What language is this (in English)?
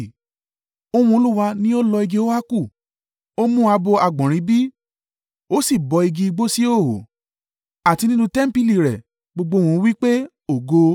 Yoruba